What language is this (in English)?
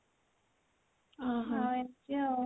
Odia